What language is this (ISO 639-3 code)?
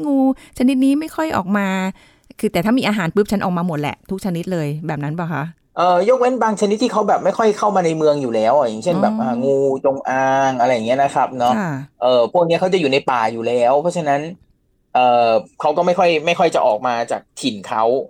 tha